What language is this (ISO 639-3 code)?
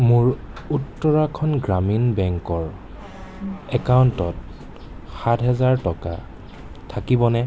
asm